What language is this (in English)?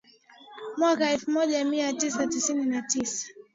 Swahili